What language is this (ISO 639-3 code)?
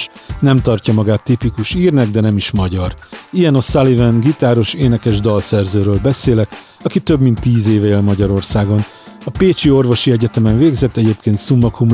hun